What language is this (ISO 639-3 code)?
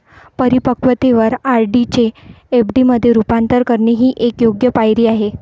mar